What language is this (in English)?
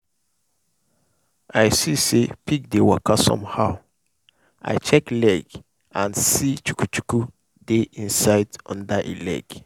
Nigerian Pidgin